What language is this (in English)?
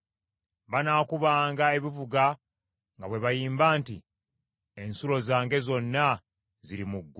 Ganda